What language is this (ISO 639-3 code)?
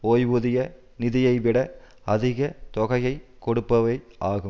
tam